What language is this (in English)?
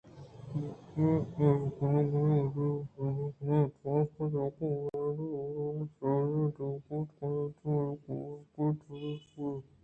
Eastern Balochi